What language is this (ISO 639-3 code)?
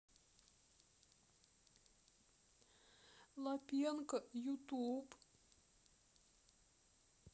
rus